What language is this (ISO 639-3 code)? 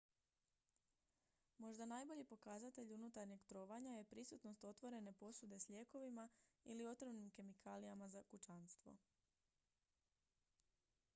hrv